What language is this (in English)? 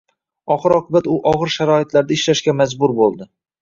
Uzbek